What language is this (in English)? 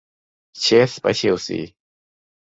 Thai